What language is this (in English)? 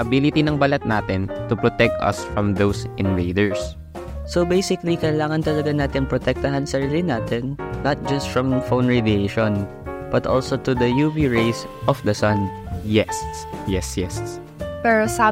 Filipino